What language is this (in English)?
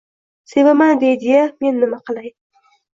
Uzbek